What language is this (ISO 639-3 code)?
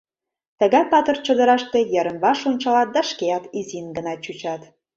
chm